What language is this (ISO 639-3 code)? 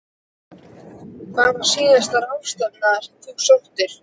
isl